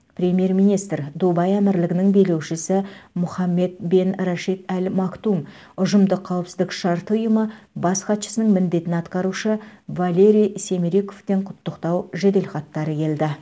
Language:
Kazakh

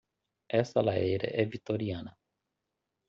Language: Portuguese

